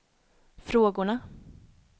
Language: Swedish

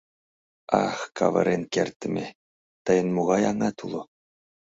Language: Mari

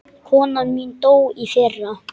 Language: Icelandic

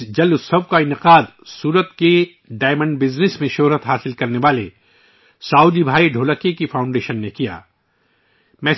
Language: Urdu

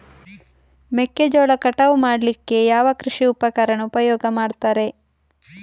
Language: Kannada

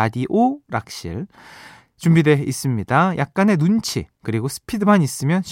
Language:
Korean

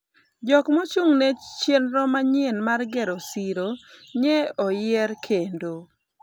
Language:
Luo (Kenya and Tanzania)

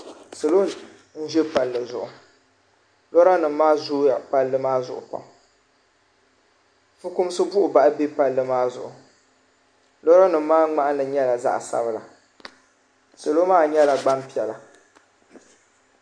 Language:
Dagbani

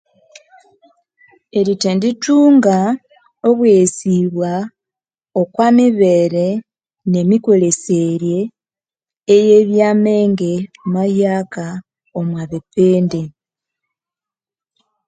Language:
Konzo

